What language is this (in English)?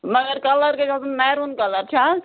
Kashmiri